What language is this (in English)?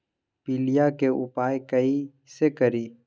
Magahi